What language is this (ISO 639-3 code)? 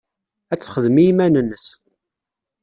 kab